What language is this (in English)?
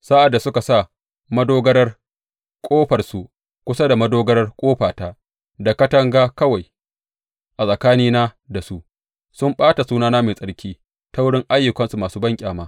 Hausa